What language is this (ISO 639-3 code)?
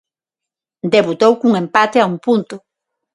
glg